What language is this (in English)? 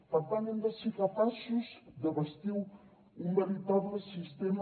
Catalan